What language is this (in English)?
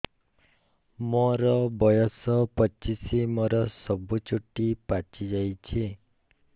Odia